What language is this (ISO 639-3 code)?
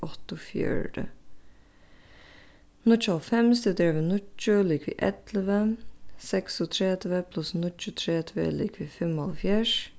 fao